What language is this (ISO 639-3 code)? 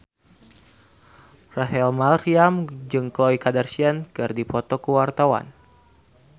sun